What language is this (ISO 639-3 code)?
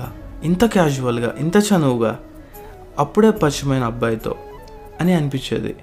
tel